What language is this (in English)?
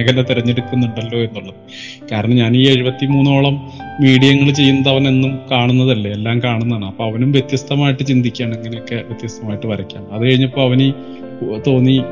Malayalam